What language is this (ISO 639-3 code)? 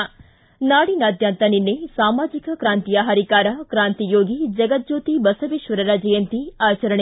kan